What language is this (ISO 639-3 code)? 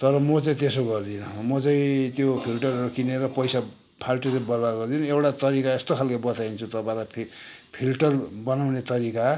nep